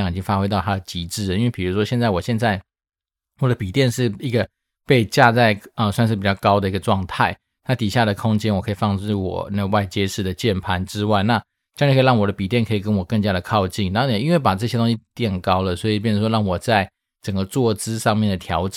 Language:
Chinese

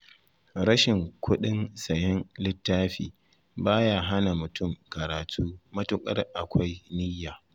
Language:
Hausa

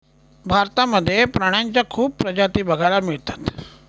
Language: Marathi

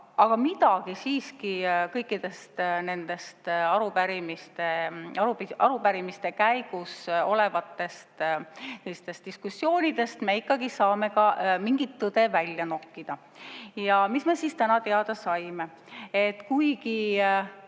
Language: Estonian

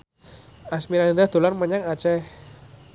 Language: Javanese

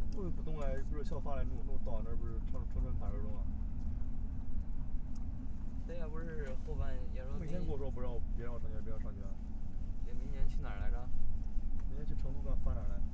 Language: Chinese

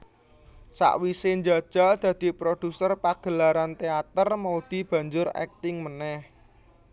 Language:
Javanese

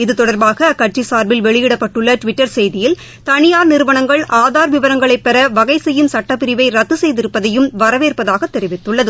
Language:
Tamil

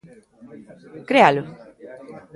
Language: Galician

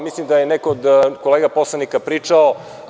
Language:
Serbian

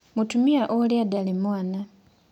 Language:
Kikuyu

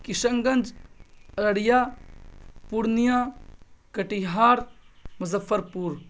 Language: Urdu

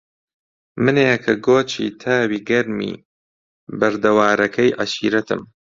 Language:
Central Kurdish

